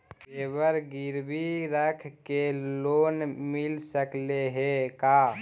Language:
Magahi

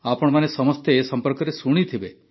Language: Odia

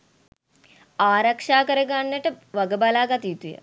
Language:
Sinhala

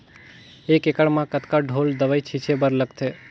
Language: Chhattisgarhi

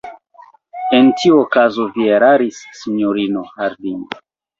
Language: Esperanto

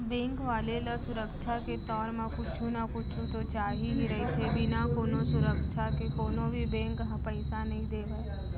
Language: Chhattisgarhi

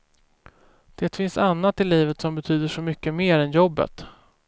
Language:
Swedish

